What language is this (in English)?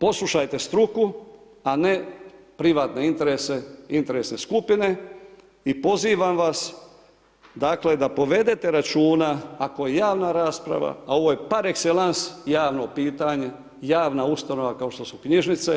Croatian